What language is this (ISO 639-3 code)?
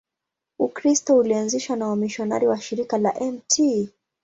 swa